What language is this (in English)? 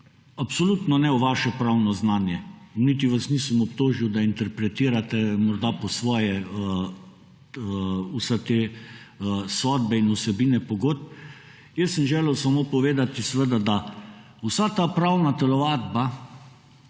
Slovenian